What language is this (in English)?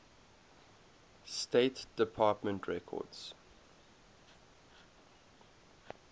English